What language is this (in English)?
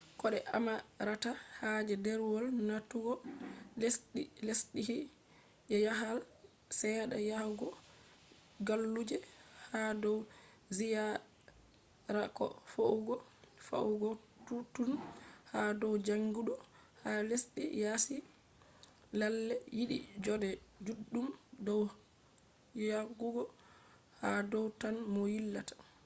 Fula